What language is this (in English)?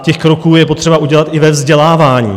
Czech